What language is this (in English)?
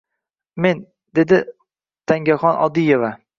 Uzbek